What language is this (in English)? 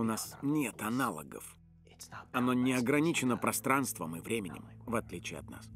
Russian